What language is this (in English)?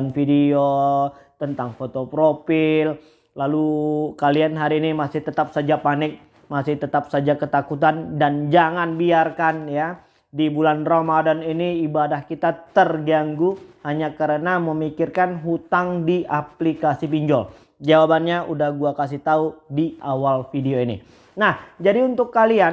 Indonesian